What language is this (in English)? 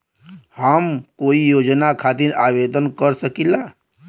Bhojpuri